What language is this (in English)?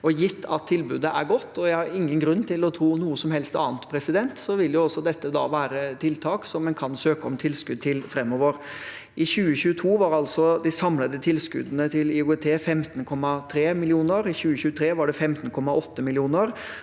Norwegian